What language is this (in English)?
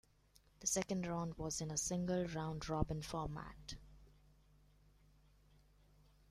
English